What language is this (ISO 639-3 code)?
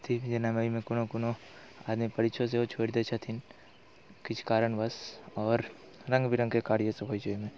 mai